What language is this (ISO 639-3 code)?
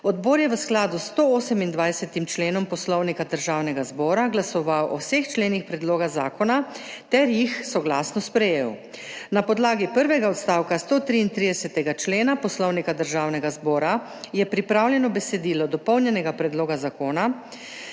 slv